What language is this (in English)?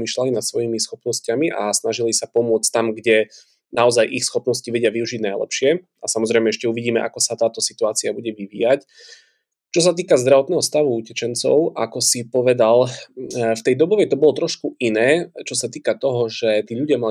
Slovak